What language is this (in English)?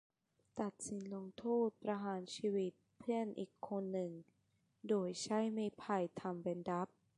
Thai